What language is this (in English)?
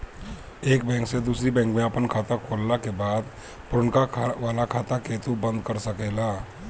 Bhojpuri